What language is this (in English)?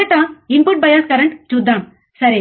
Telugu